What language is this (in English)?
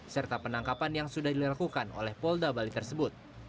Indonesian